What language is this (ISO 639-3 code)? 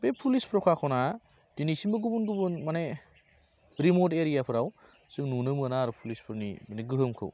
brx